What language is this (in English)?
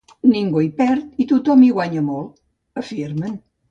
Catalan